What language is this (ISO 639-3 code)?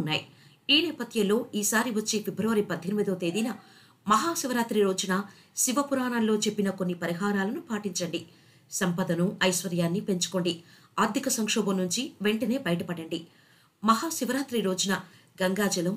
tel